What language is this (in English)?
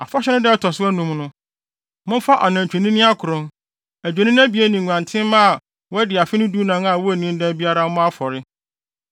Akan